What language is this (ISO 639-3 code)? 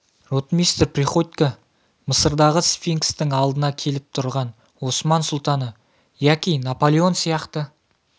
kaz